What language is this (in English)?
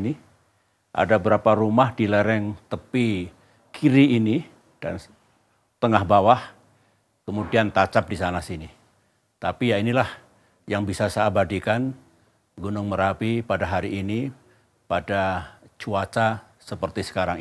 Indonesian